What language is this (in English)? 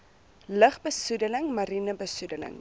Afrikaans